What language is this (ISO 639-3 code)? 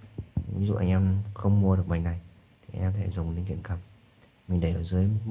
vie